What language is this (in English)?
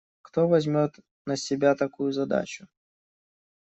Russian